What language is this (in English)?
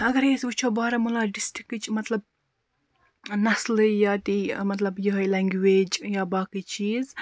Kashmiri